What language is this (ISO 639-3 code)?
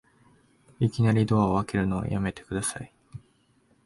jpn